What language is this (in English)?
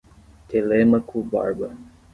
Portuguese